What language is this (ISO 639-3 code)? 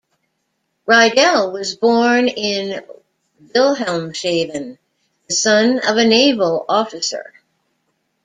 eng